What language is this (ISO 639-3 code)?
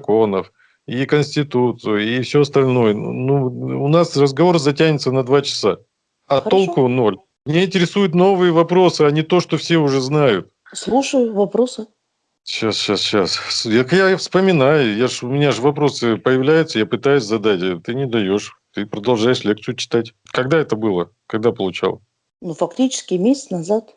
rus